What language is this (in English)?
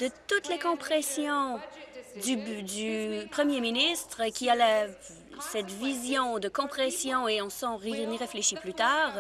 French